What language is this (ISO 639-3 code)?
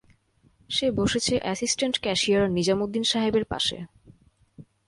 ben